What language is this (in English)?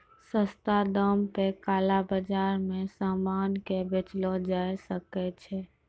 Maithili